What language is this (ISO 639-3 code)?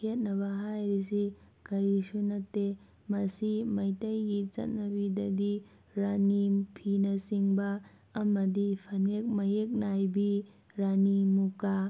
mni